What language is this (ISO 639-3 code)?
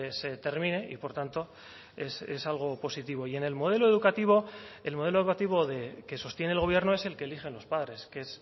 spa